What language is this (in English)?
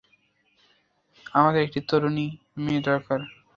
Bangla